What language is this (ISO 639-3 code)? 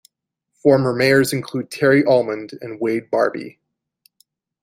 eng